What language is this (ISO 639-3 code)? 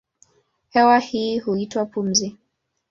swa